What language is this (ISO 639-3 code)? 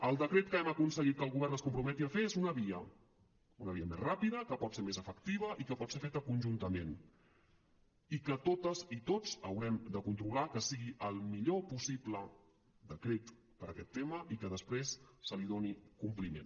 cat